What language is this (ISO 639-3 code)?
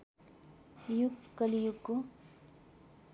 nep